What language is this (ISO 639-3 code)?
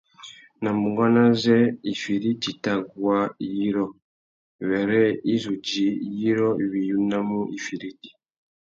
bag